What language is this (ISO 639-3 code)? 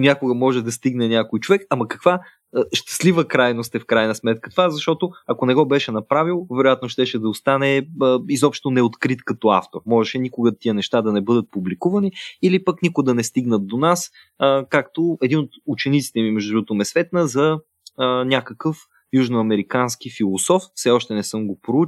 bul